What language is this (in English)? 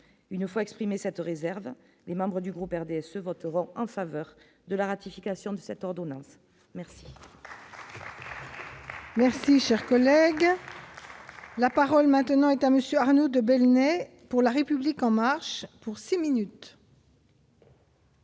French